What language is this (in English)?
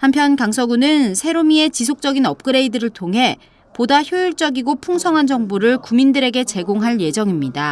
Korean